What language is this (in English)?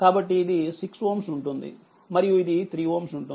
Telugu